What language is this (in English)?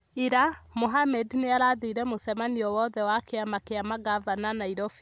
Kikuyu